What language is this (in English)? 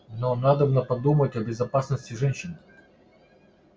Russian